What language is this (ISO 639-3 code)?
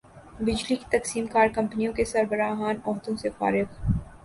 urd